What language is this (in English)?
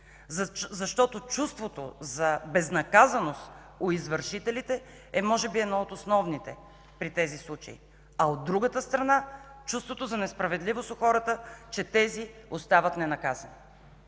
Bulgarian